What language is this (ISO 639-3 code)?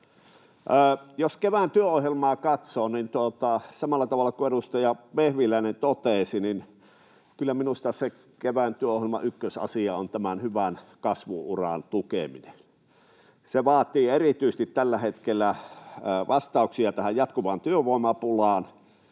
fin